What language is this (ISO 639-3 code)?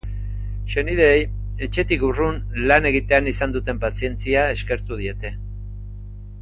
eus